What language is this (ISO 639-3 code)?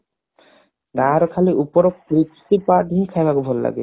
ori